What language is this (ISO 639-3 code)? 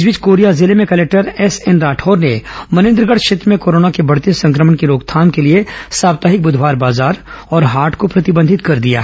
hin